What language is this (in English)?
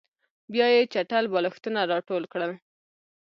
Pashto